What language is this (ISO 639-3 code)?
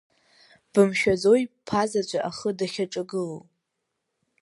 abk